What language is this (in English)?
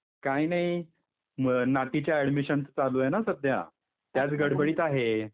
Marathi